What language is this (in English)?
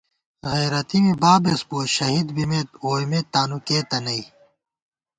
Gawar-Bati